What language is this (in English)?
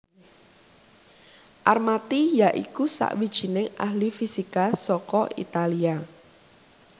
Javanese